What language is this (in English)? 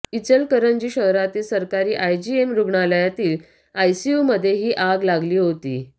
Marathi